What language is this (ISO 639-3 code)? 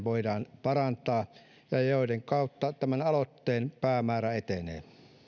fin